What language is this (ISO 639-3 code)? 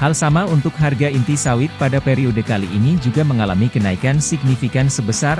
ind